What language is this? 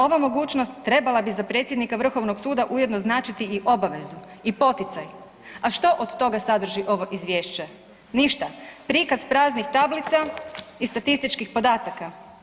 Croatian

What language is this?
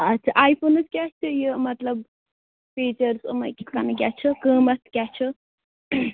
Kashmiri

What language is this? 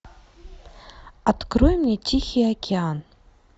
Russian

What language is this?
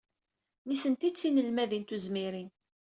Kabyle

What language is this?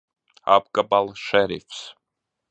Latvian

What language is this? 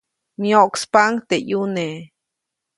Copainalá Zoque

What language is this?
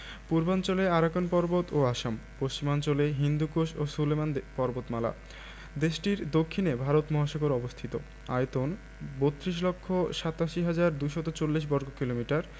Bangla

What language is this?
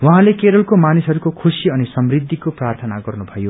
Nepali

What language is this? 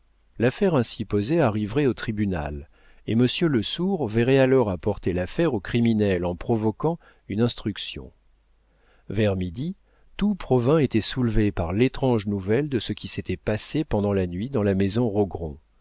French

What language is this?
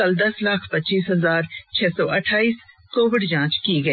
Hindi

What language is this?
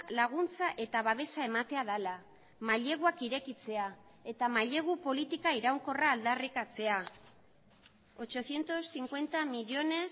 Basque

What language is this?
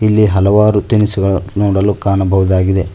Kannada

